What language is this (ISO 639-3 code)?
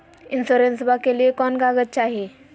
mag